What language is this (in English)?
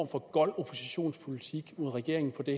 Danish